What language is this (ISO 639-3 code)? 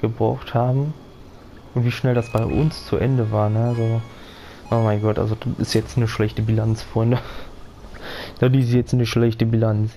deu